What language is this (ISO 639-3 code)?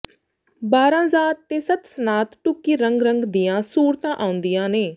pan